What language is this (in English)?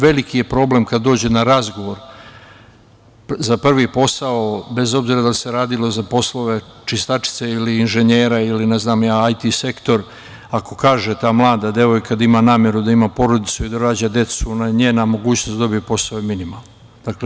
Serbian